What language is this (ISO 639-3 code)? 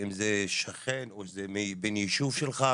heb